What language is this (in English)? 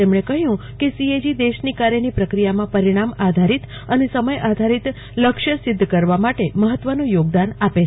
Gujarati